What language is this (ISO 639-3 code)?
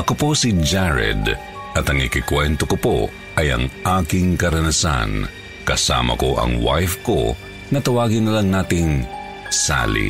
fil